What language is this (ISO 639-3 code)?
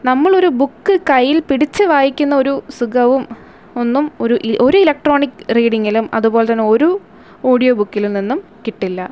mal